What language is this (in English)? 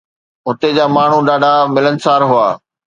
Sindhi